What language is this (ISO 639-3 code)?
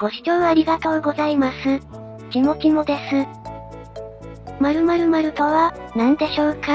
jpn